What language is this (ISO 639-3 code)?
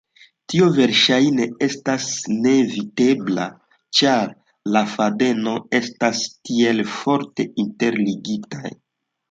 epo